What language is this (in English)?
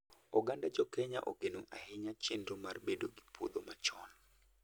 Luo (Kenya and Tanzania)